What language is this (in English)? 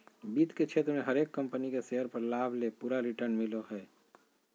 Magahi